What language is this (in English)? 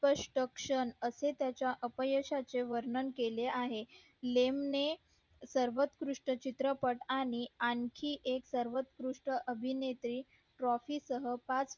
Marathi